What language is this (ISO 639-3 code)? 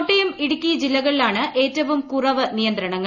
mal